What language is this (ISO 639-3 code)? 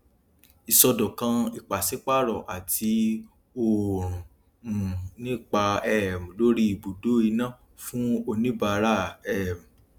yor